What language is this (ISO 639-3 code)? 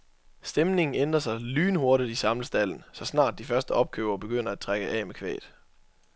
dan